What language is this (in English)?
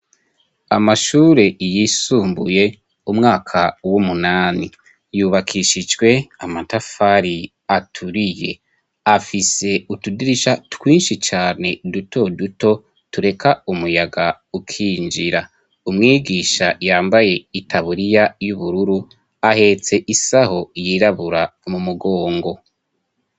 Rundi